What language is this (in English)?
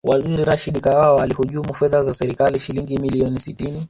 Swahili